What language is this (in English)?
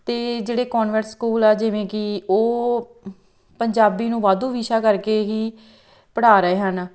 Punjabi